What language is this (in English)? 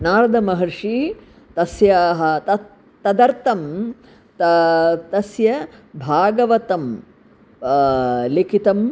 Sanskrit